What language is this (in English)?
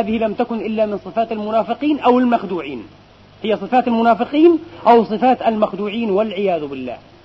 Arabic